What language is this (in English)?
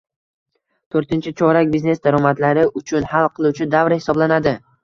Uzbek